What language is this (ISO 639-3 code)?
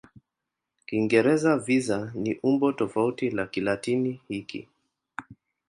swa